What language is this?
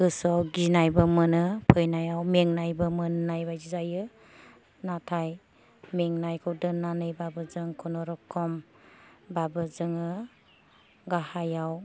Bodo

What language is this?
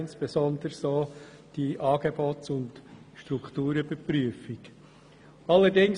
Swiss German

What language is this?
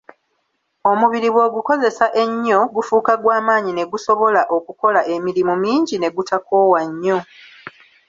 Ganda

